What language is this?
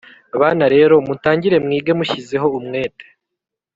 Kinyarwanda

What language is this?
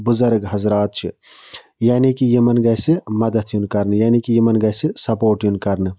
Kashmiri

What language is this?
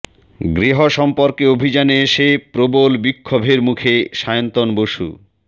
Bangla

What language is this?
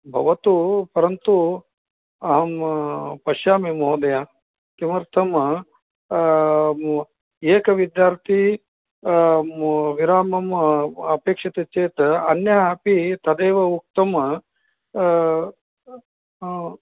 Sanskrit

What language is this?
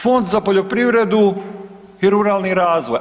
Croatian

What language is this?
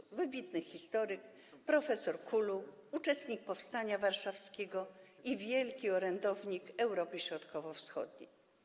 Polish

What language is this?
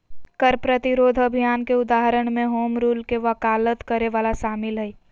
Magahi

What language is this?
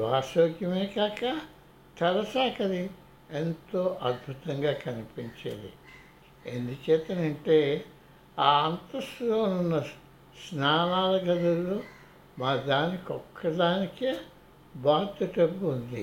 Telugu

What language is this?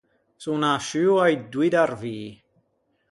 Ligurian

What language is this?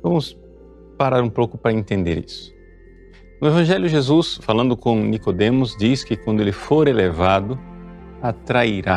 Portuguese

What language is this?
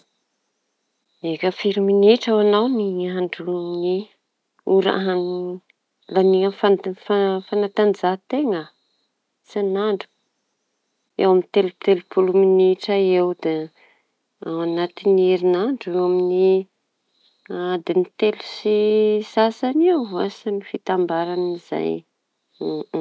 Tanosy Malagasy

